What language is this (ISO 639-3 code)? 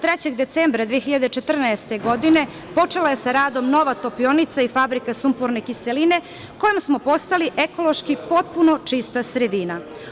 srp